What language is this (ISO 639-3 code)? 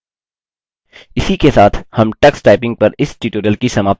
hin